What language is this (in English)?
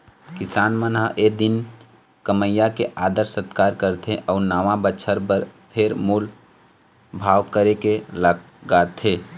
Chhattisgarhi